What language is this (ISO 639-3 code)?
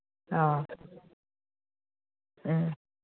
mni